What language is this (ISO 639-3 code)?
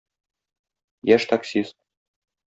tat